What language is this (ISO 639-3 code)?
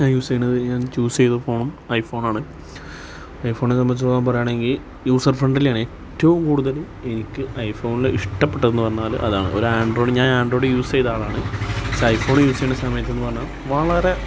mal